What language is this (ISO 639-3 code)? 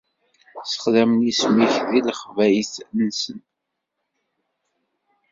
kab